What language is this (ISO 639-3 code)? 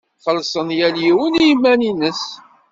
kab